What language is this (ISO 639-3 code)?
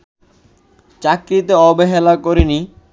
ben